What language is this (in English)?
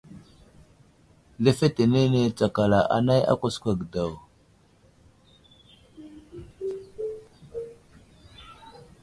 Wuzlam